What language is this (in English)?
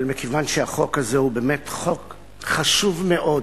Hebrew